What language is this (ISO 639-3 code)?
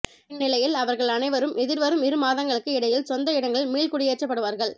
tam